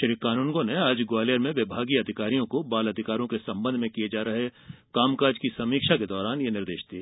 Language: Hindi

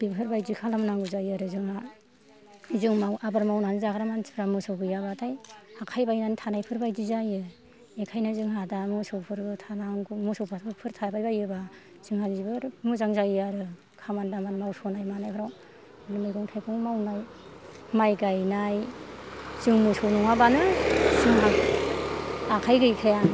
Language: Bodo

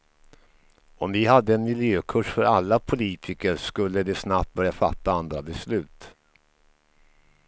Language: Swedish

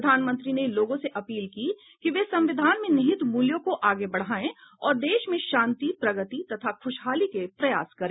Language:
Hindi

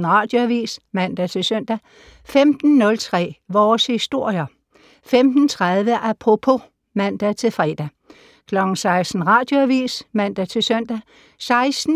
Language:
Danish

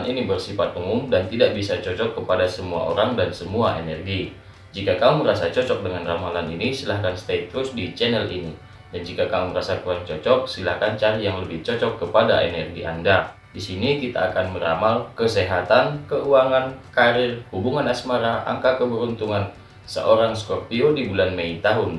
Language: Indonesian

